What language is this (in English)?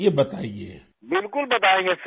Urdu